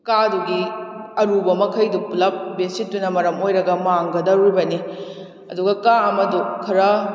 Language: Manipuri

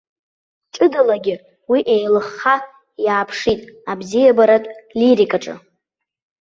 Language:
Abkhazian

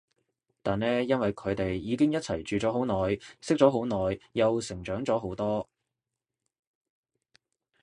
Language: Cantonese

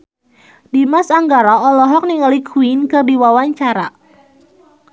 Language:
Sundanese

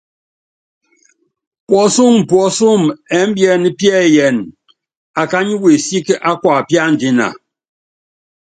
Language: Yangben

